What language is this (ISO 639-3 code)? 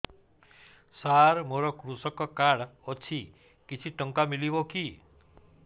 ori